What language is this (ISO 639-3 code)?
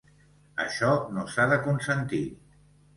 cat